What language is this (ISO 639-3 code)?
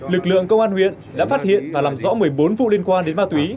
vie